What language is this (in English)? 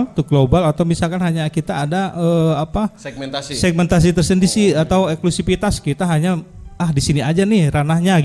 Indonesian